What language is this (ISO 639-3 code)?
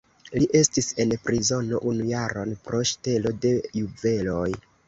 epo